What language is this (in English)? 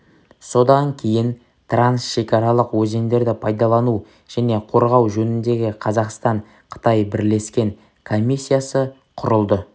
Kazakh